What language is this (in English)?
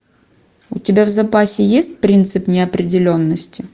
Russian